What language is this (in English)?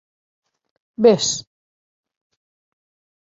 Galician